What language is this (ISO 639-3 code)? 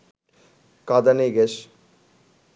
ben